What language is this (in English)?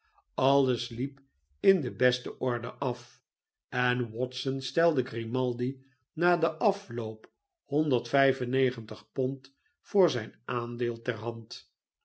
Dutch